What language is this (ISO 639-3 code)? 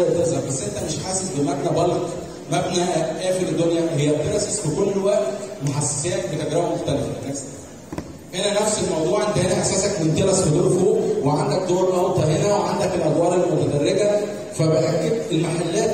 ara